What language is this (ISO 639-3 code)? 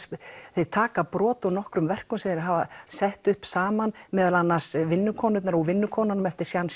isl